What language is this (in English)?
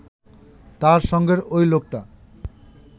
Bangla